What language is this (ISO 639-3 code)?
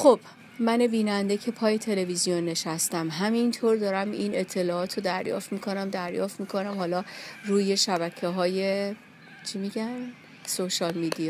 fas